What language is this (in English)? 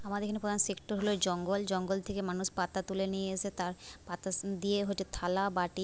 Bangla